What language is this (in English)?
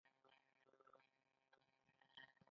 Pashto